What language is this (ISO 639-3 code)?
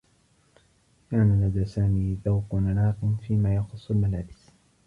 ara